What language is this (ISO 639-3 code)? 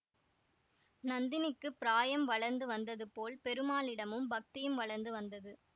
tam